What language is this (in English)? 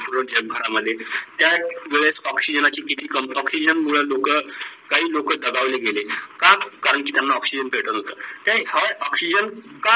Marathi